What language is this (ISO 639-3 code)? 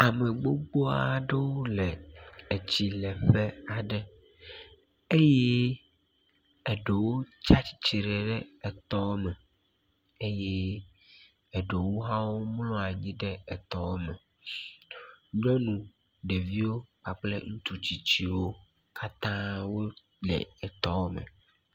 ewe